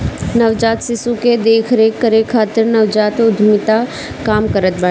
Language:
Bhojpuri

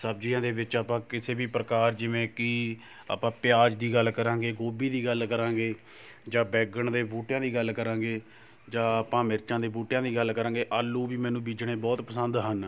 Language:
Punjabi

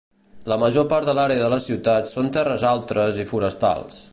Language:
Catalan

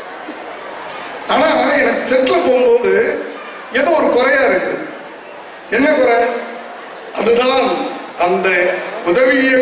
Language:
Turkish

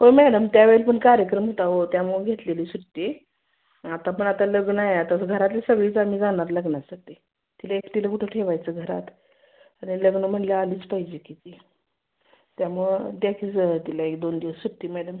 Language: Marathi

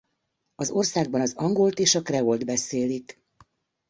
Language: Hungarian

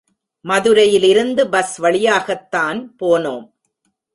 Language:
Tamil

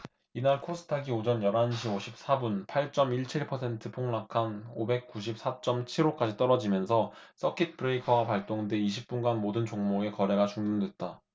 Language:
Korean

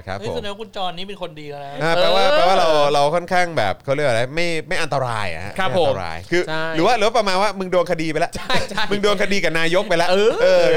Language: Thai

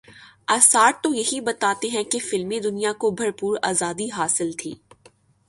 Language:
Urdu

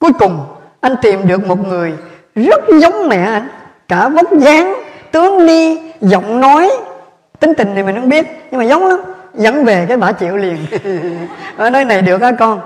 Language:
Vietnamese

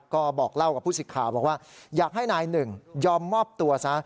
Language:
Thai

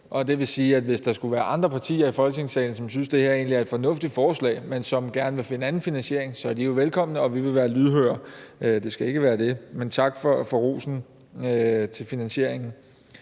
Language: Danish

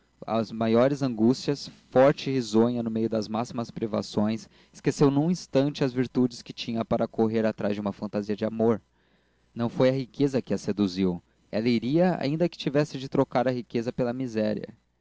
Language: Portuguese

